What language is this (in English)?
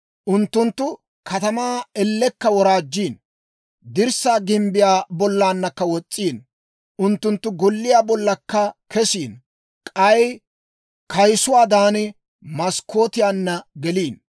Dawro